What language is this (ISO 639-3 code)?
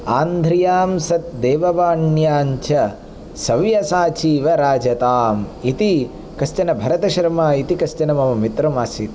san